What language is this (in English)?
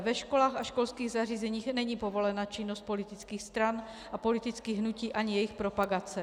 Czech